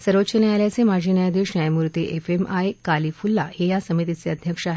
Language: Marathi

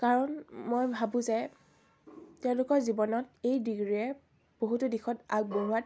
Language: Assamese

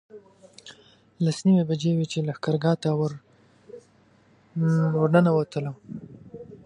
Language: Pashto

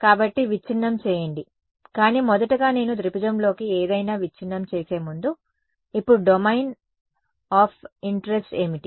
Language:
Telugu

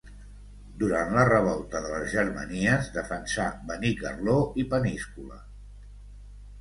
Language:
Catalan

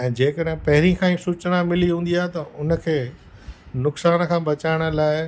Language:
Sindhi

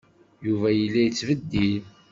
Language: Kabyle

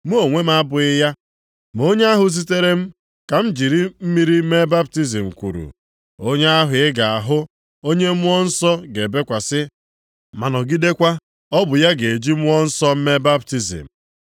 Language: Igbo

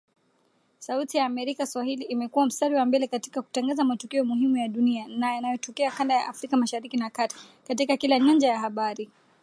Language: Swahili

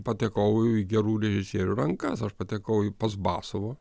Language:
Lithuanian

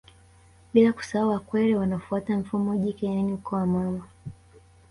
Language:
Swahili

